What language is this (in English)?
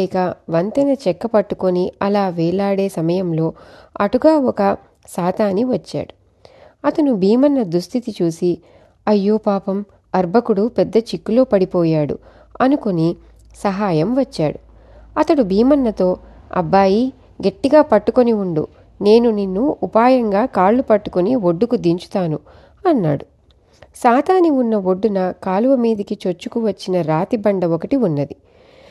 Telugu